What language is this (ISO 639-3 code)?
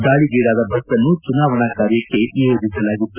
kan